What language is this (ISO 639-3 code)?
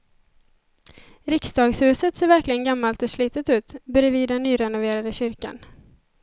swe